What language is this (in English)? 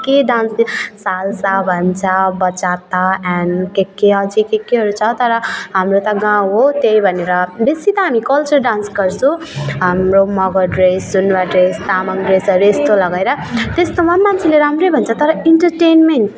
Nepali